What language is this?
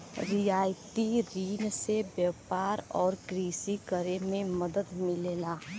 Bhojpuri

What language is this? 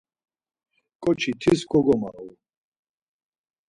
Laz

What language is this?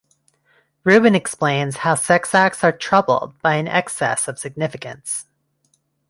English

